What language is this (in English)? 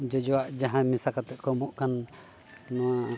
Santali